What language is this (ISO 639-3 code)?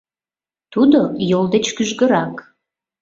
chm